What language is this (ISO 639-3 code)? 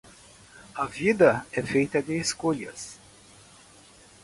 por